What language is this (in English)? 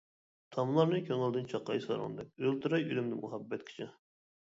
Uyghur